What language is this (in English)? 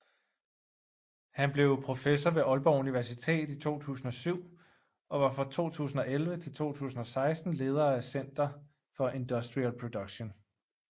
Danish